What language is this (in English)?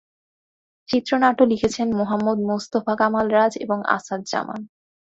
Bangla